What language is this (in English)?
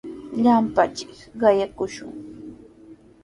Sihuas Ancash Quechua